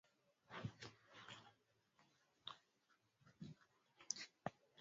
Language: Swahili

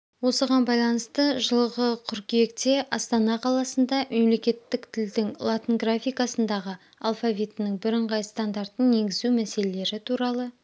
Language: Kazakh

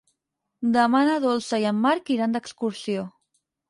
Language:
Catalan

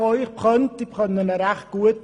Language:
Swiss German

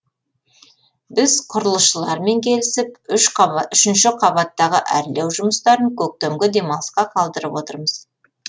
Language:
Kazakh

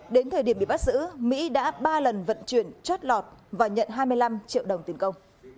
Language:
Vietnamese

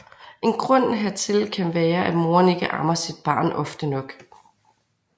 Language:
Danish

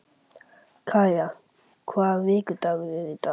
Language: Icelandic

